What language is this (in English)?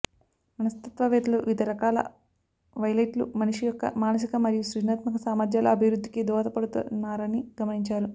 Telugu